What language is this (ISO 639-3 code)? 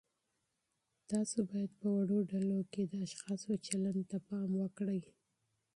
pus